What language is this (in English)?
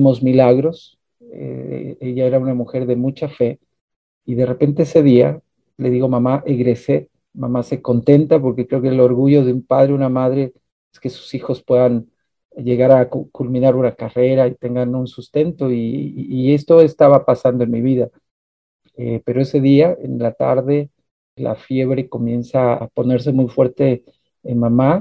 Spanish